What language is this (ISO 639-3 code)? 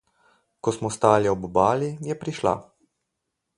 slv